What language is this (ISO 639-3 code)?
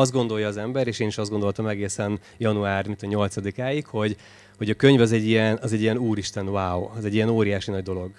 hun